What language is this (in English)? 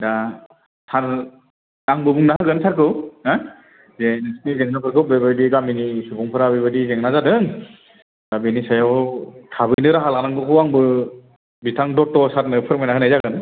Bodo